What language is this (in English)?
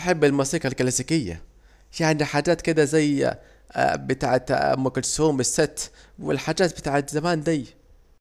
Saidi Arabic